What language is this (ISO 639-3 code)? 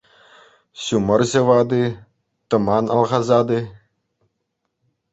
chv